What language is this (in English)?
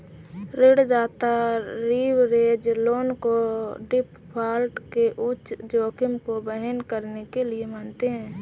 Hindi